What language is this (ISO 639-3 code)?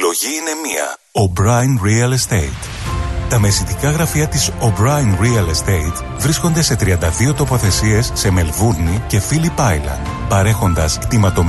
ell